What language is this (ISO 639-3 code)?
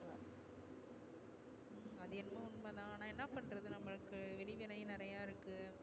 tam